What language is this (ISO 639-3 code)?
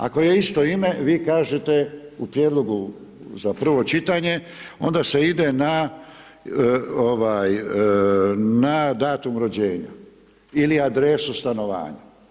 hrv